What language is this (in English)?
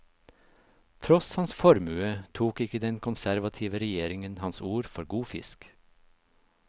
Norwegian